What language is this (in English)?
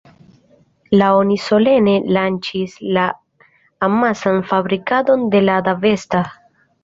Esperanto